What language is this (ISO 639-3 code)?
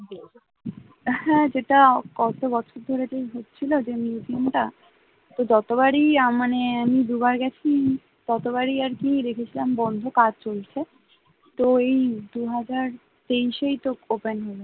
ben